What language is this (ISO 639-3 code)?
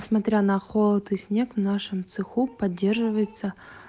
rus